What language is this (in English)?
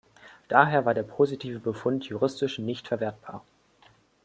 German